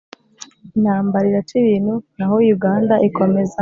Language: Kinyarwanda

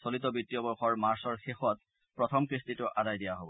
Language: Assamese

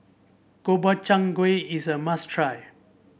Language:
English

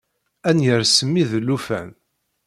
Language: Kabyle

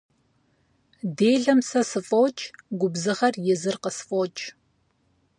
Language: Kabardian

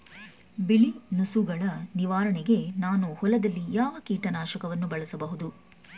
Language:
Kannada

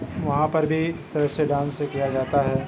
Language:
Urdu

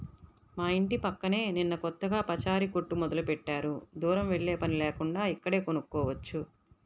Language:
Telugu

